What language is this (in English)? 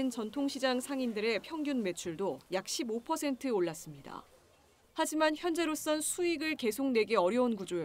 Korean